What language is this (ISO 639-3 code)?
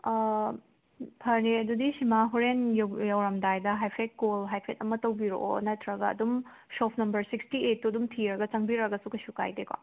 mni